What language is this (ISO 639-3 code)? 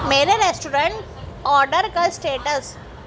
urd